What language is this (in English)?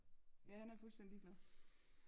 Danish